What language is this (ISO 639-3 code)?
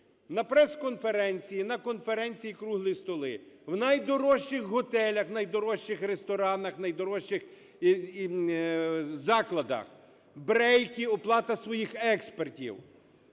ukr